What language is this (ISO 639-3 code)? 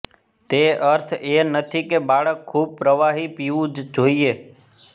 guj